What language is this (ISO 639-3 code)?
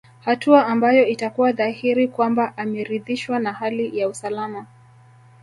swa